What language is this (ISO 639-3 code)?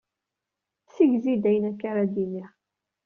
kab